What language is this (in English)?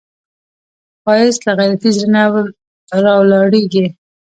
Pashto